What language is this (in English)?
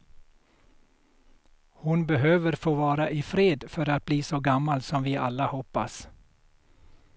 Swedish